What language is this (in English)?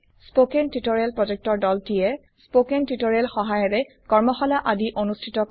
Assamese